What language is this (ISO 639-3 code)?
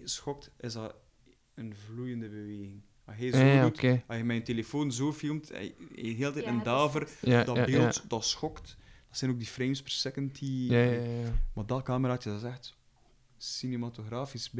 nld